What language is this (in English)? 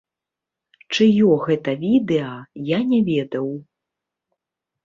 Belarusian